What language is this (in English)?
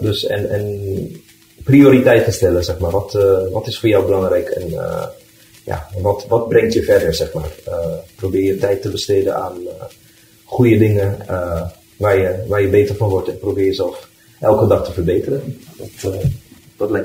Dutch